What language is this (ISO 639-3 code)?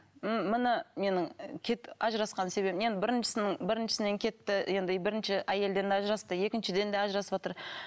kaz